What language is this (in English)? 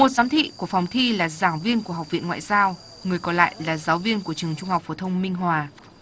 Vietnamese